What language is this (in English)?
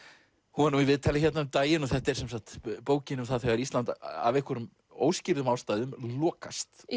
Icelandic